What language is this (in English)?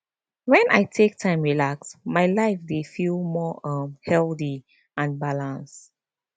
Nigerian Pidgin